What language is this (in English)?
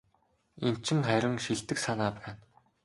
Mongolian